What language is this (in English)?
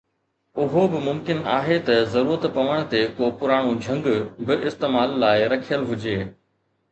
Sindhi